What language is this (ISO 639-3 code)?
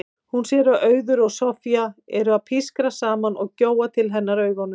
isl